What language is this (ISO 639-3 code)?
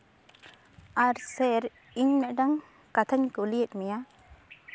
sat